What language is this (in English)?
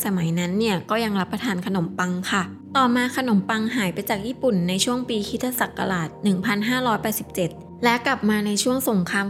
Thai